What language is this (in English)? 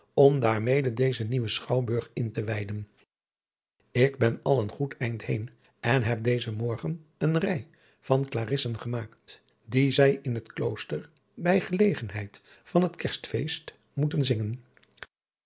Dutch